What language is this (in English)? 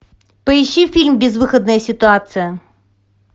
Russian